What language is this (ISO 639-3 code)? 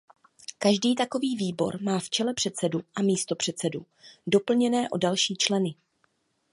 ces